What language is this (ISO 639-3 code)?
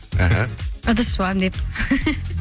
kaz